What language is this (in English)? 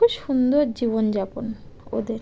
Bangla